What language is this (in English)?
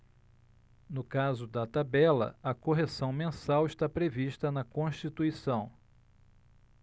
Portuguese